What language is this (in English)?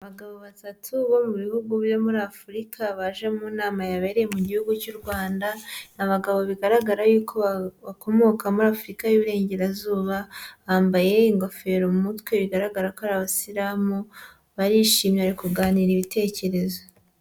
Kinyarwanda